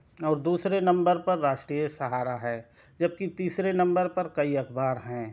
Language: Urdu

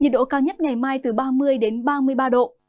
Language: Vietnamese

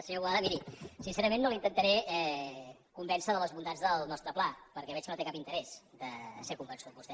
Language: Catalan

